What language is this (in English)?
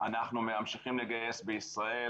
Hebrew